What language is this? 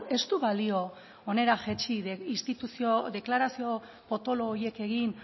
Basque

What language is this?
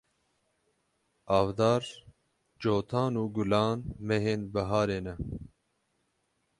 Kurdish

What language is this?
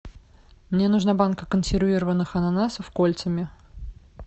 Russian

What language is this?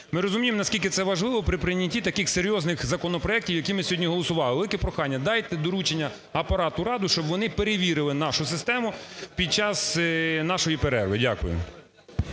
Ukrainian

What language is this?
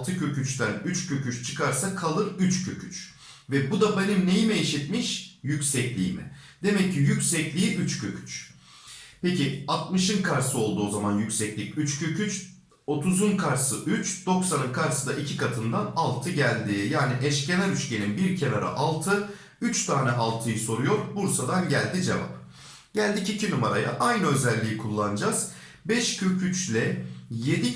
Turkish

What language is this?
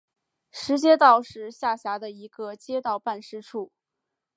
Chinese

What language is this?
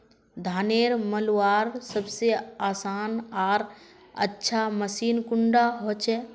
Magahi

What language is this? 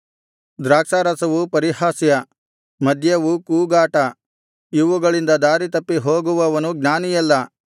Kannada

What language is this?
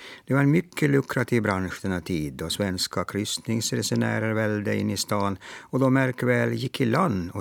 Swedish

